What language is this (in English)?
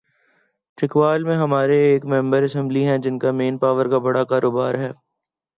Urdu